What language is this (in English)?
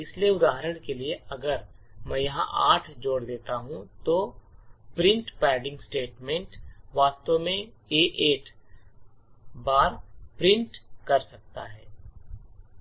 Hindi